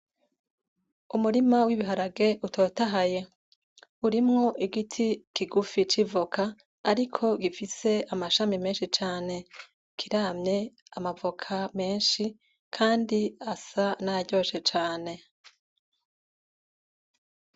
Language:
Rundi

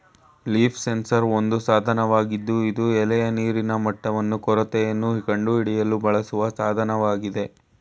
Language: Kannada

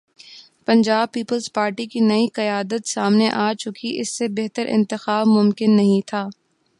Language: Urdu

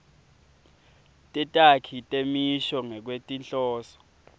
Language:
Swati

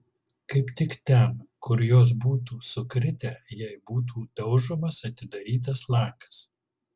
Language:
Lithuanian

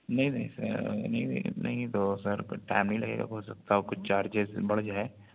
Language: Urdu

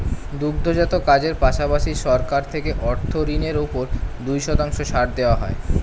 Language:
Bangla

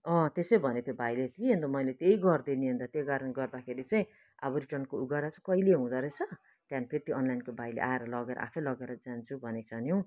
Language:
Nepali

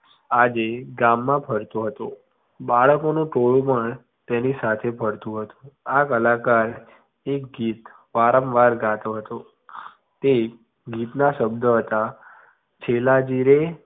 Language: Gujarati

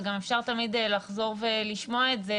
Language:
Hebrew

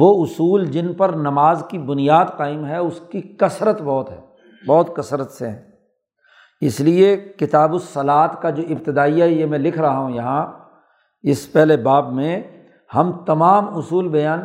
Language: Urdu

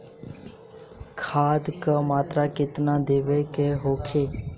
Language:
Bhojpuri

